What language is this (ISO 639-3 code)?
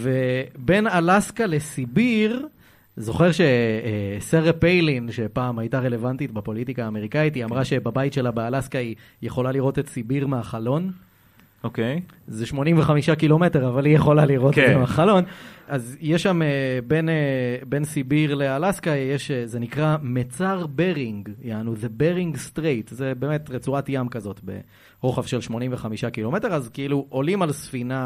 heb